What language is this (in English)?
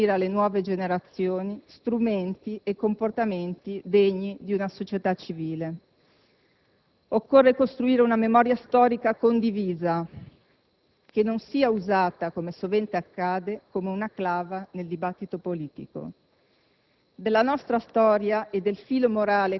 Italian